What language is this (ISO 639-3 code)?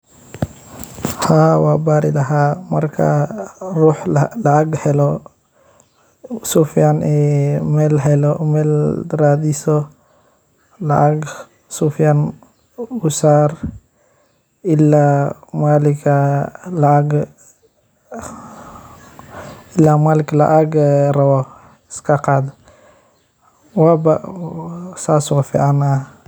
som